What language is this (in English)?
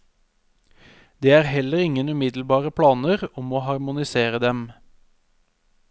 Norwegian